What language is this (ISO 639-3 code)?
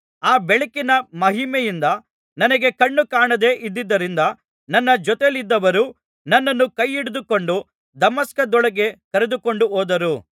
kan